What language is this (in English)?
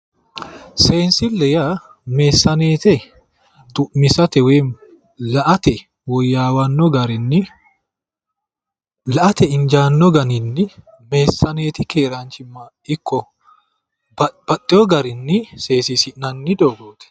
Sidamo